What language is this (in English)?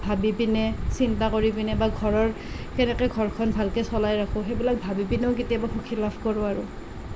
Assamese